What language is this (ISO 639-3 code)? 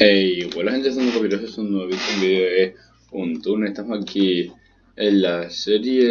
spa